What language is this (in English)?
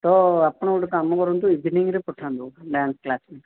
Odia